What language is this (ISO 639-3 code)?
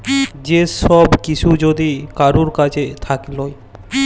ben